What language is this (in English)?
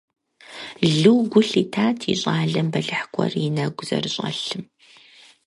Kabardian